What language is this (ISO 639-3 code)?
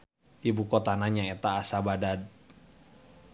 sun